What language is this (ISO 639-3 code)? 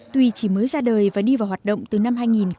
vie